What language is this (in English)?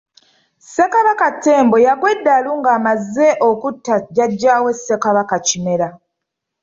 Ganda